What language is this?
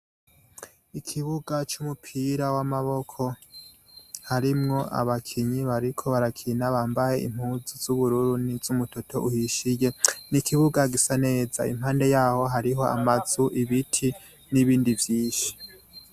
Rundi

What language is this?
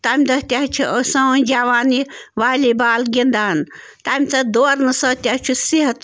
Kashmiri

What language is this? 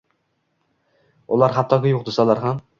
Uzbek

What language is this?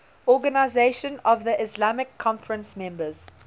English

